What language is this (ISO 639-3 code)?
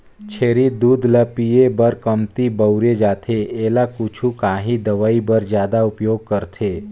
hne